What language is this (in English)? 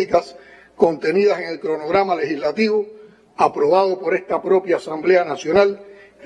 Spanish